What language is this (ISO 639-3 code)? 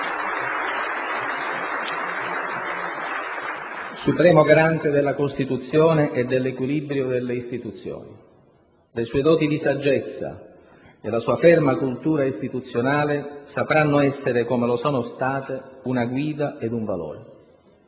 ita